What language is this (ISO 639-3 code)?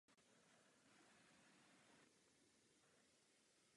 ces